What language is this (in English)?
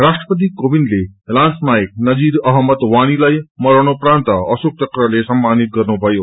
Nepali